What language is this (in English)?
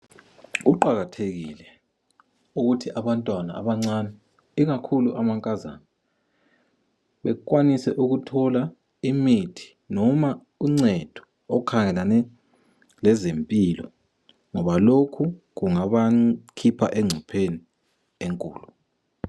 North Ndebele